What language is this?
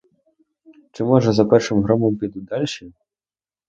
Ukrainian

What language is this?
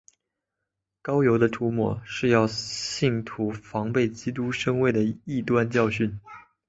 Chinese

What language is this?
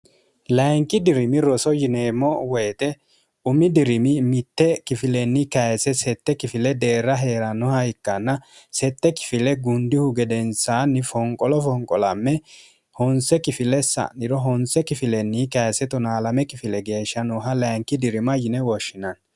Sidamo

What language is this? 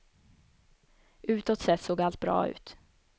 Swedish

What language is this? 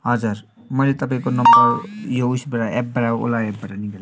Nepali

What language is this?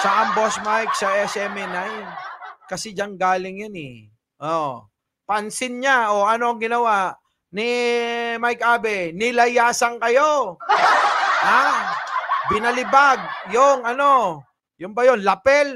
Filipino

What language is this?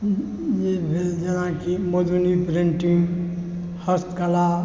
Maithili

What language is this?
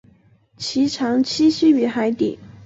Chinese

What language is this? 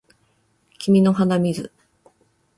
Japanese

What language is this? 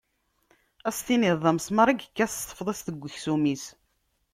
Kabyle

